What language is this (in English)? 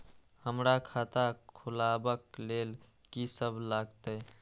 Maithili